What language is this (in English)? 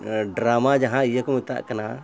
Santali